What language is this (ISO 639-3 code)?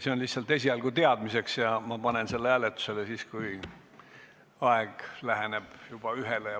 est